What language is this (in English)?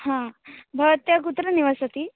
Sanskrit